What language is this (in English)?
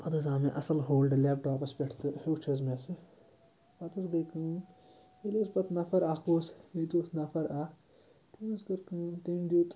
Kashmiri